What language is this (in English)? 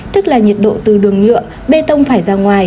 Vietnamese